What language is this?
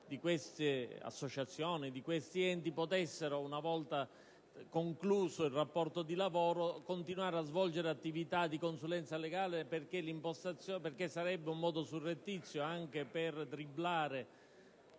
Italian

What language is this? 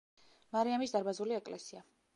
Georgian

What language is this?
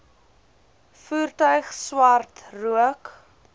Afrikaans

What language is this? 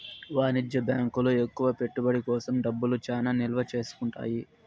Telugu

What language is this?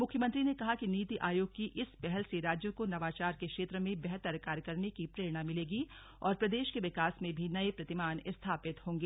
Hindi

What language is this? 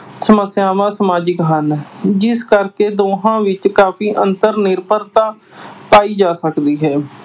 Punjabi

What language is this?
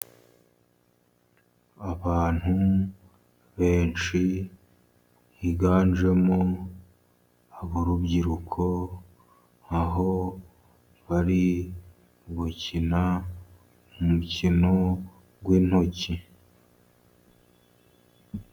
Kinyarwanda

